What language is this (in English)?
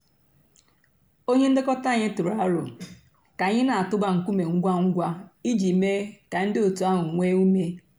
Igbo